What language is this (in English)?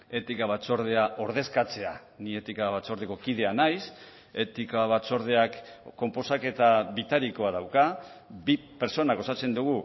Basque